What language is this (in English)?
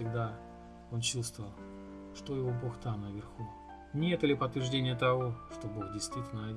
Russian